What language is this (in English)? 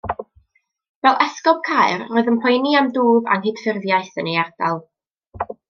Welsh